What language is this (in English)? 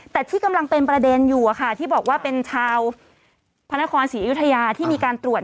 Thai